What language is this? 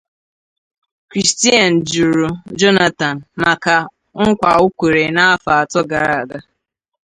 Igbo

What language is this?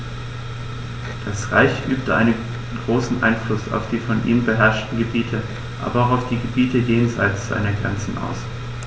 German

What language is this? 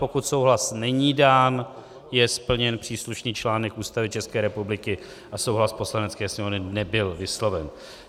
Czech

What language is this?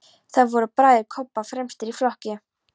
Icelandic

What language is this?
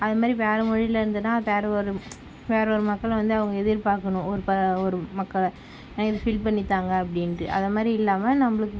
Tamil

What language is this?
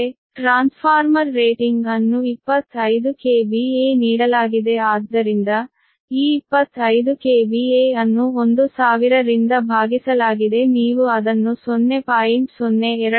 Kannada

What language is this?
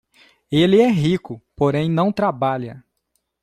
Portuguese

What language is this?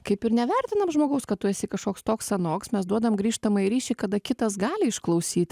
Lithuanian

